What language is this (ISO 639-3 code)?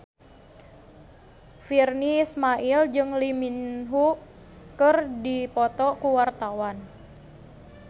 sun